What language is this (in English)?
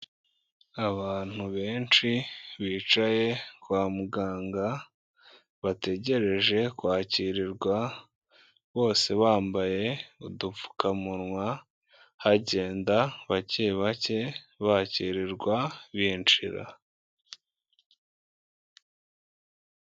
Kinyarwanda